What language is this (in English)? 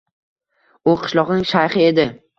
Uzbek